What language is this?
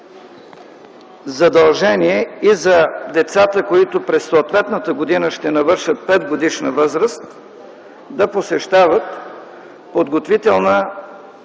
Bulgarian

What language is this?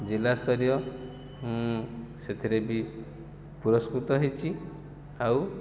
Odia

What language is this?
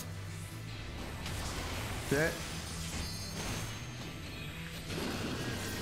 French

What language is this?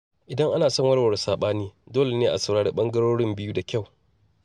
Hausa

